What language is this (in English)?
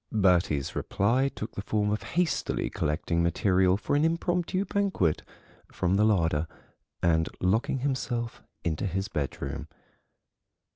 English